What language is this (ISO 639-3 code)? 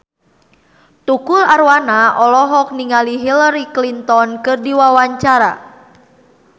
sun